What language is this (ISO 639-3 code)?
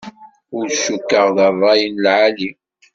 kab